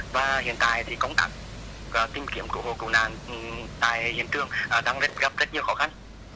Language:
Vietnamese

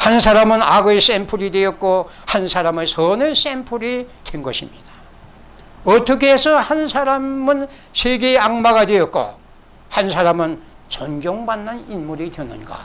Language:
Korean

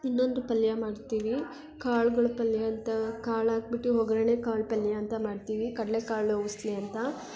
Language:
Kannada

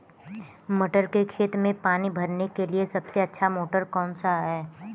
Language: Hindi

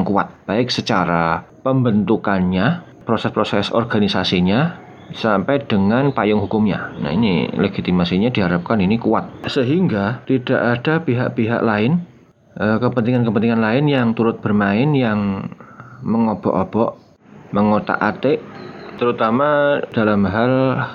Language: Indonesian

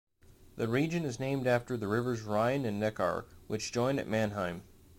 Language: English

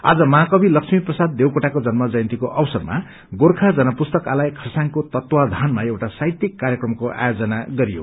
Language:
Nepali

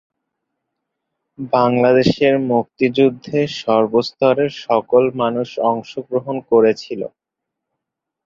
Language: Bangla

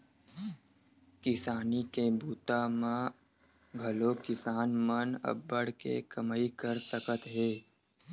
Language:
Chhattisgarhi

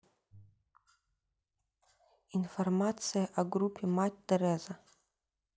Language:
Russian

